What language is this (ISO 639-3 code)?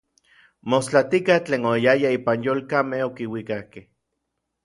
nlv